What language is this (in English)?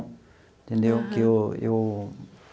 Portuguese